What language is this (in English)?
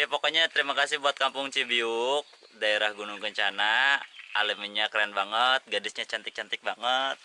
Indonesian